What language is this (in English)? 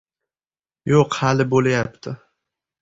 Uzbek